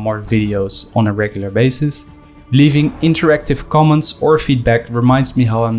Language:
English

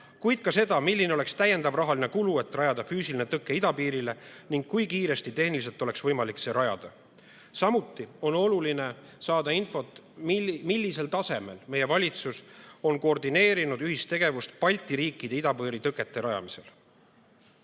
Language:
Estonian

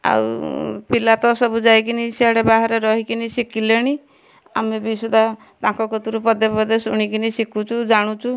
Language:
Odia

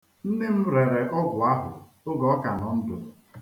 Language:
Igbo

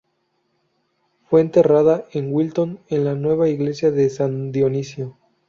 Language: Spanish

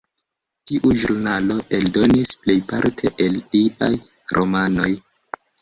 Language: Esperanto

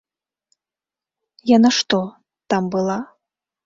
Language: Belarusian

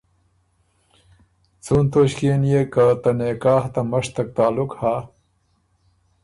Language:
Ormuri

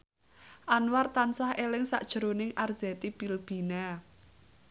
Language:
Javanese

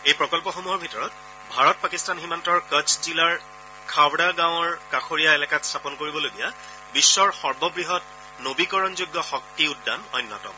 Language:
Assamese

